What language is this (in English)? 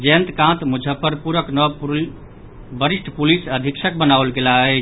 Maithili